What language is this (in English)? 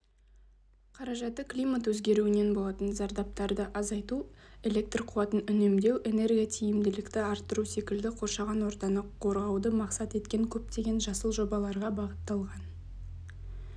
Kazakh